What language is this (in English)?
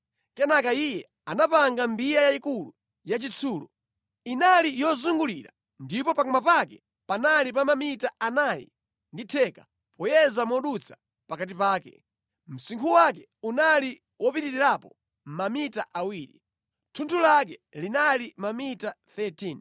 Nyanja